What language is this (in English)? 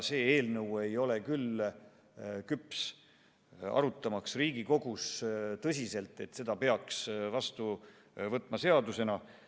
Estonian